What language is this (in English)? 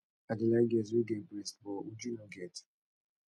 Nigerian Pidgin